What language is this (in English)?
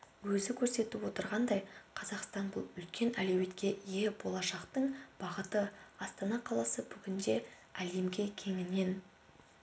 Kazakh